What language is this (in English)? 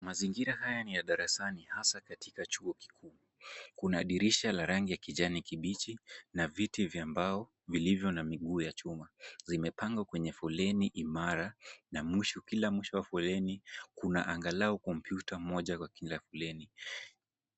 Swahili